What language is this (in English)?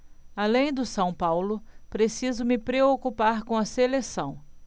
Portuguese